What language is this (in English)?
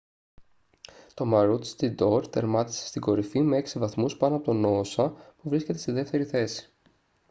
Greek